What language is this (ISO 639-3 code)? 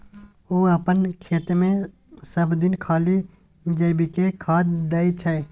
mai